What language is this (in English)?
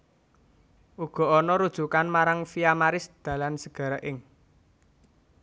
Javanese